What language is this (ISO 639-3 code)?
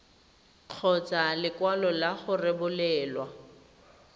tsn